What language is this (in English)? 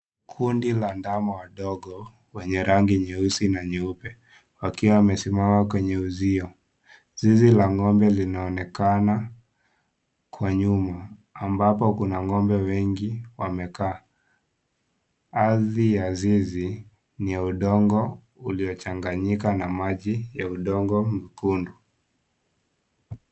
Swahili